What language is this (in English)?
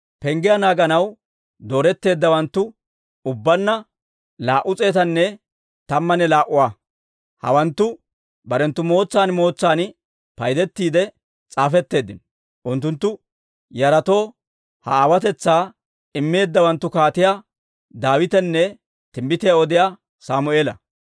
Dawro